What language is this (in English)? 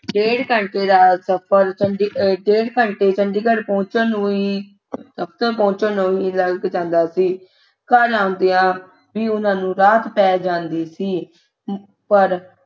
Punjabi